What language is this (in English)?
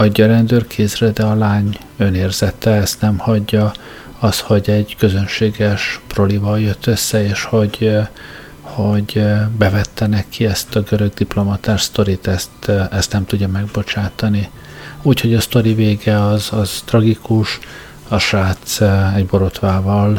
Hungarian